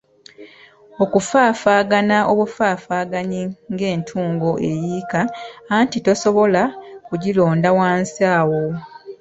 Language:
Ganda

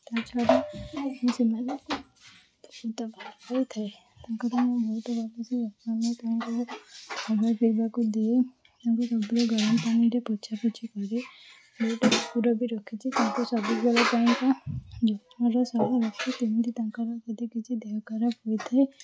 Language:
Odia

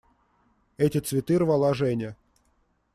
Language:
Russian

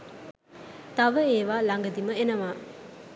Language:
Sinhala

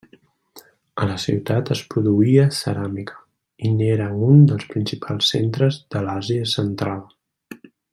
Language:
Catalan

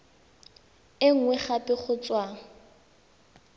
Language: Tswana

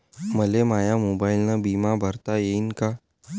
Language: Marathi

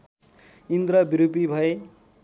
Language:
Nepali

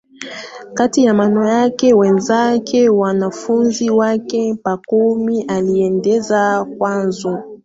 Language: Swahili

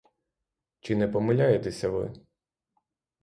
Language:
Ukrainian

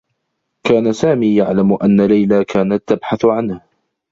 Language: Arabic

